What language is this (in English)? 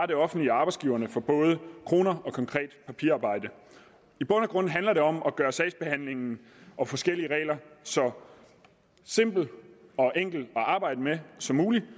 Danish